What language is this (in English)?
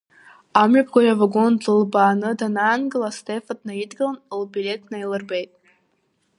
Abkhazian